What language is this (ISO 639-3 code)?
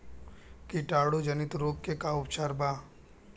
bho